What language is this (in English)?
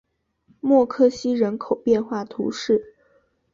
Chinese